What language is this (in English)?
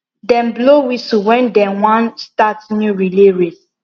Nigerian Pidgin